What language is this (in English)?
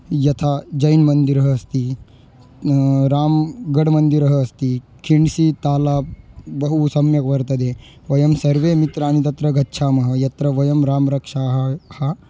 Sanskrit